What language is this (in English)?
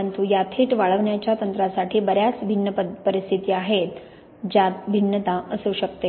Marathi